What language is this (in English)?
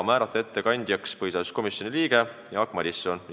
Estonian